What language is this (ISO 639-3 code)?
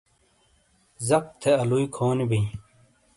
scl